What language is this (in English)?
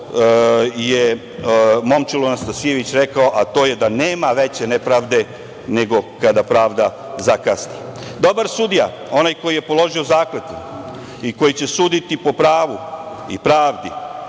Serbian